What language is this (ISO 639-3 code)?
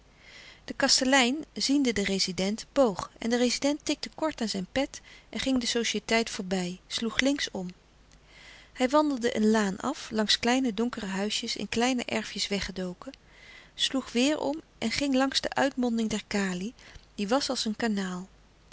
nld